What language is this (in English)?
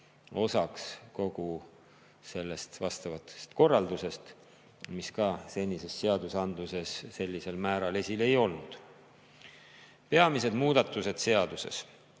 Estonian